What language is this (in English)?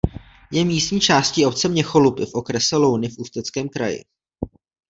Czech